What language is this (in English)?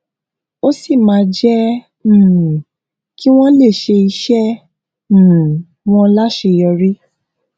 Yoruba